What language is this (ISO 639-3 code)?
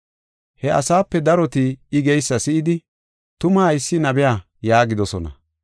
gof